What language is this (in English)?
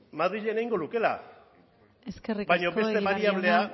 Basque